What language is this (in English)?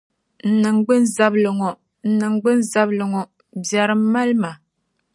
Dagbani